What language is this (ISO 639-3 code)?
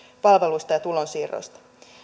fin